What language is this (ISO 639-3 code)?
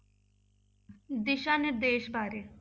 pan